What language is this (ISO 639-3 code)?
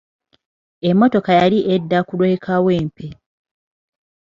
lug